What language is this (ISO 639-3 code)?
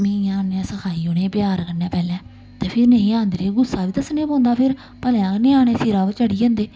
doi